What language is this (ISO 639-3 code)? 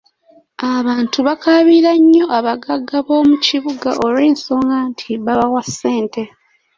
lug